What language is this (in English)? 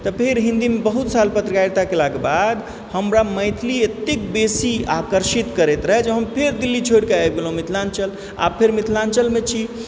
Maithili